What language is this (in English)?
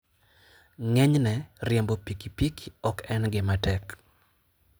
Luo (Kenya and Tanzania)